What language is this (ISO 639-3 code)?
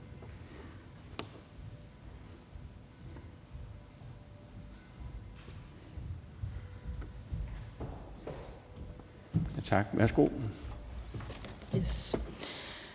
dan